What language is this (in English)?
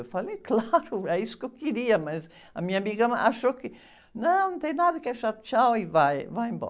Portuguese